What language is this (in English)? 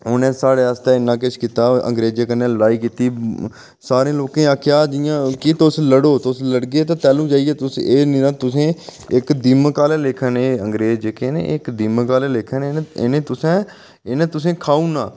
Dogri